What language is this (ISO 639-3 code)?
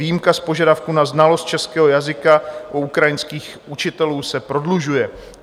ces